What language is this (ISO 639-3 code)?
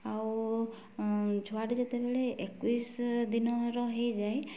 ori